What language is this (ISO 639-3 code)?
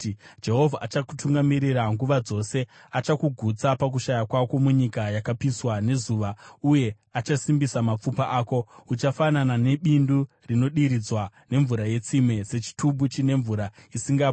sna